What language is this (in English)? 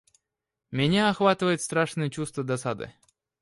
Russian